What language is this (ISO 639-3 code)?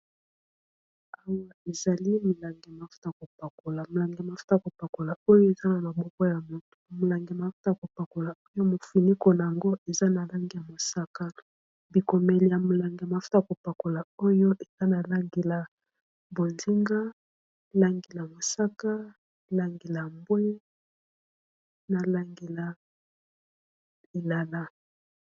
lin